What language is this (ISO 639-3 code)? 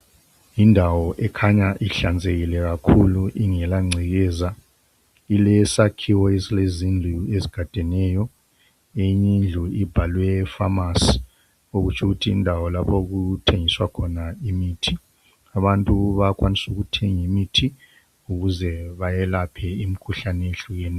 nde